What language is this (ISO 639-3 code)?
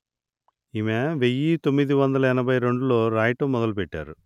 tel